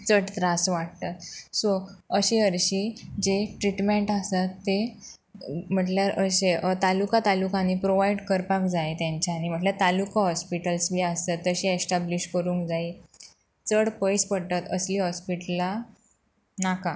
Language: Konkani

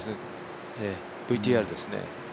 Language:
Japanese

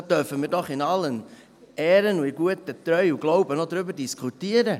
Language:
Swiss German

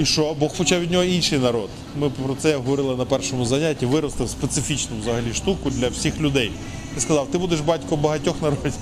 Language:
Ukrainian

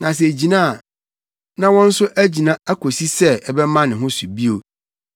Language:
Akan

